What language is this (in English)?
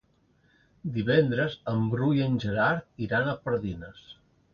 Catalan